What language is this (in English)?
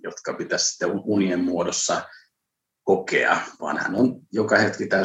Finnish